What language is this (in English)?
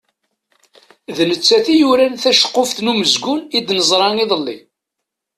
Kabyle